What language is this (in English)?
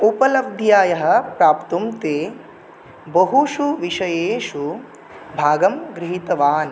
Sanskrit